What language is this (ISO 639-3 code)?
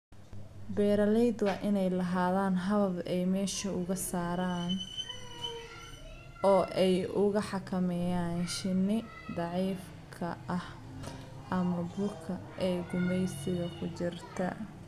som